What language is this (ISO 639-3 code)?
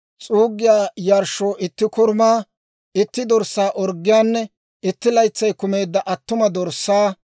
dwr